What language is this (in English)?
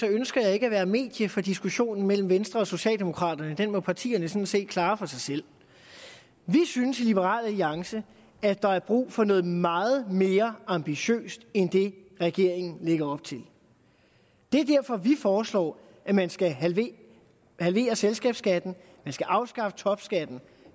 Danish